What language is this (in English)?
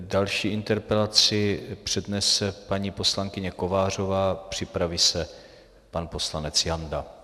Czech